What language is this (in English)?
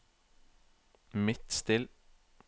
Norwegian